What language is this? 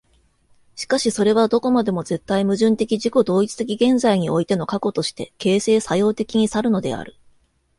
Japanese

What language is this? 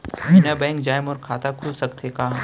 Chhattisgarhi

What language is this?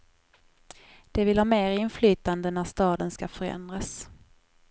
Swedish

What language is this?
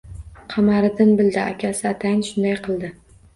Uzbek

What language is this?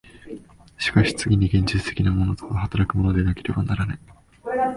Japanese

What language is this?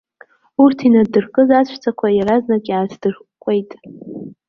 Abkhazian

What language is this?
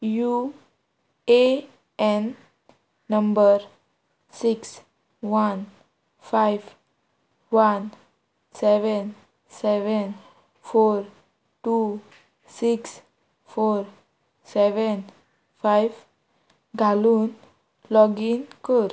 Konkani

